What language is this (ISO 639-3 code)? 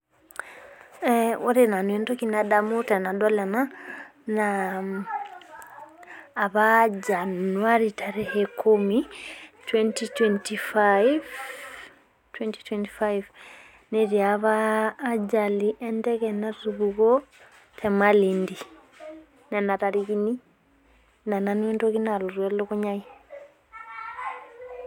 mas